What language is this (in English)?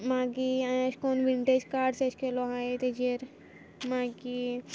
Konkani